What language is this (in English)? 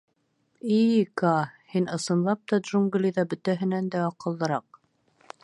Bashkir